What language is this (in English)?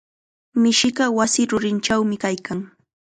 Chiquián Ancash Quechua